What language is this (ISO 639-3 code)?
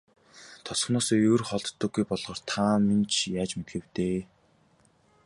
mon